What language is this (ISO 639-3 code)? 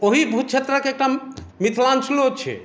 mai